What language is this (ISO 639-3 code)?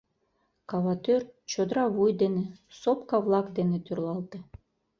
chm